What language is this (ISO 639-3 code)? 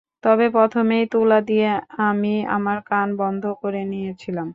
ben